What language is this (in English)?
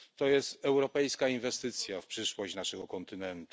Polish